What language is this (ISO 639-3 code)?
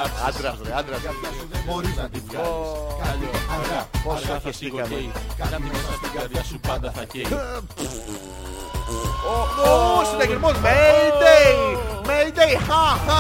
ell